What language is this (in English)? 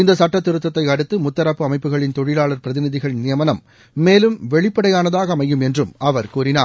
Tamil